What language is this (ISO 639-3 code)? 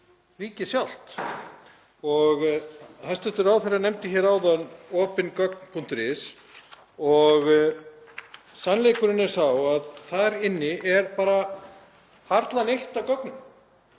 isl